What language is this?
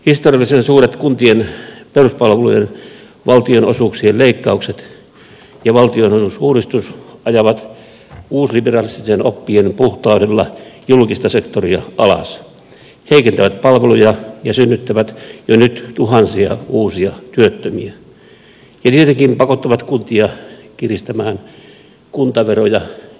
Finnish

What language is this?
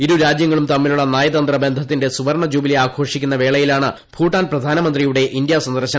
Malayalam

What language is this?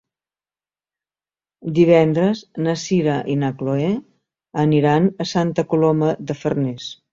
Catalan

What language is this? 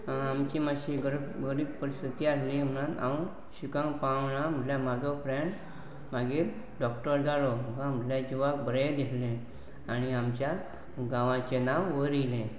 Konkani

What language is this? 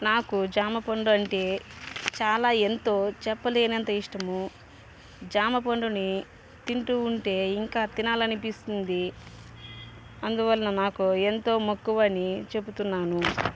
Telugu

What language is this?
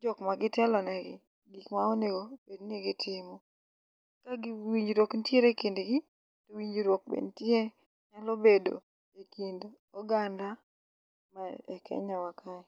Luo (Kenya and Tanzania)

